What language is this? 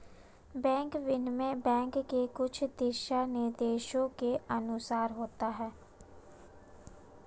Hindi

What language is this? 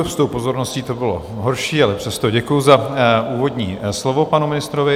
Czech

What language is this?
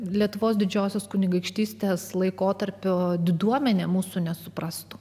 Lithuanian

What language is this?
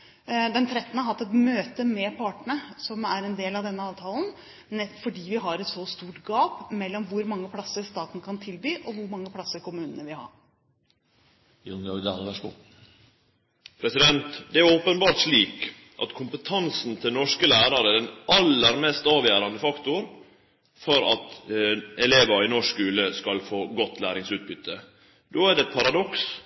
Norwegian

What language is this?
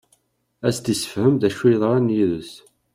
Kabyle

